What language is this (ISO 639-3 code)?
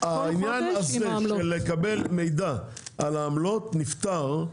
heb